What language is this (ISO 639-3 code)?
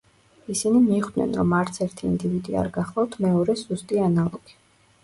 kat